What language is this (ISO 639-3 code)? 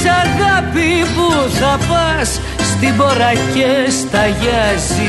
ell